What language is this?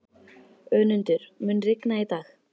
Icelandic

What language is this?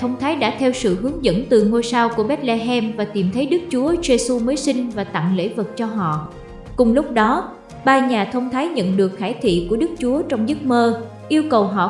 Vietnamese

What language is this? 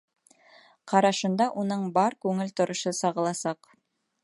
Bashkir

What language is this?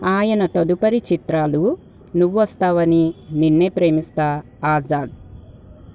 Telugu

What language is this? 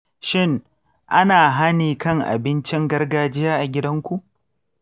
Hausa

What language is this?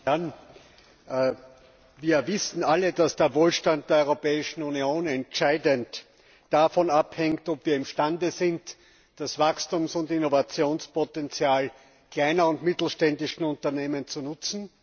German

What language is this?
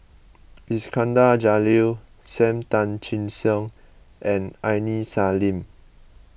English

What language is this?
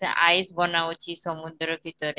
Odia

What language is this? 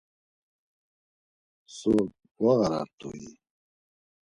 Laz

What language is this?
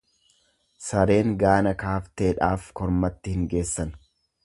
Oromo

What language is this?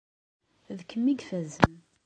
Kabyle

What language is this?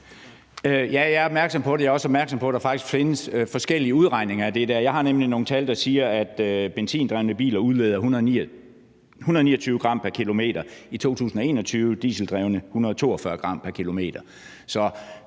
Danish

